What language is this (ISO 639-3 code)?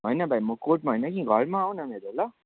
nep